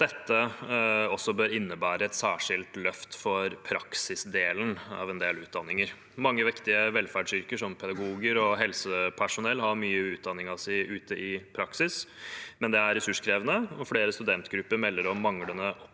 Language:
Norwegian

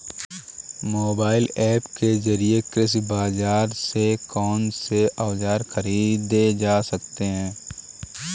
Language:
Hindi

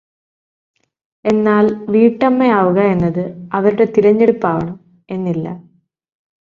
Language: Malayalam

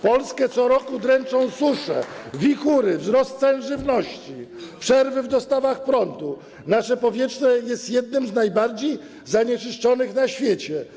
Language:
Polish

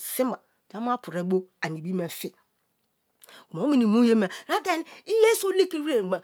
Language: Kalabari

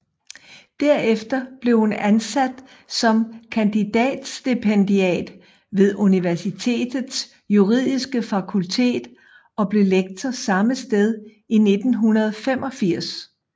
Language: Danish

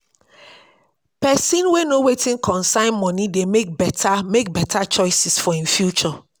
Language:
Nigerian Pidgin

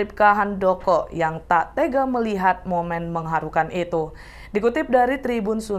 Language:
Indonesian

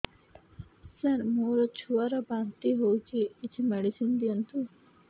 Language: Odia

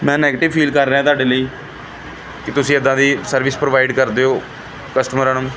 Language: Punjabi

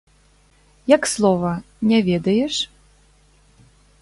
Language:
Belarusian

